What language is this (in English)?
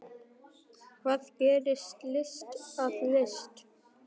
Icelandic